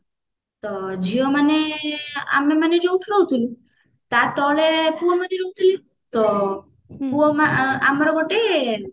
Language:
Odia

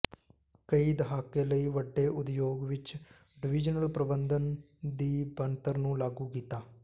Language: Punjabi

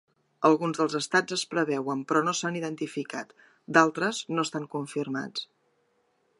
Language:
Catalan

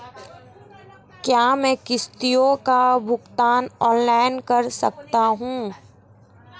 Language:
Hindi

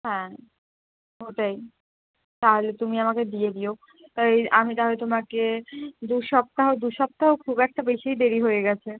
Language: Bangla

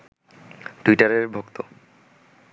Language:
Bangla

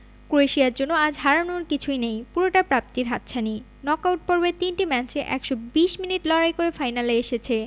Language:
Bangla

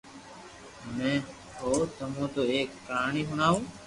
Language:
Loarki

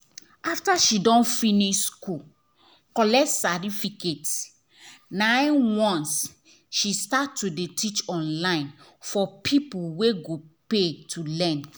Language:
Nigerian Pidgin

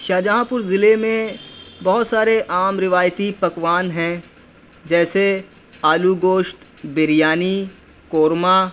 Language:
Urdu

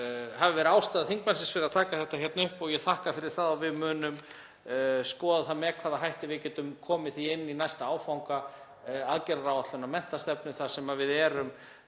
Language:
Icelandic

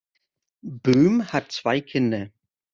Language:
German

